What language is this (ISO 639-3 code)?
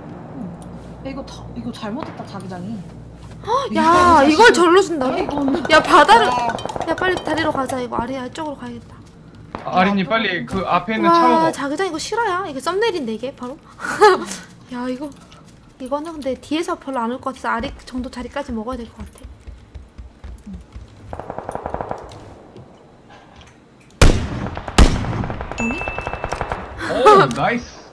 kor